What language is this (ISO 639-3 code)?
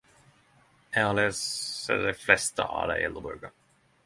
nno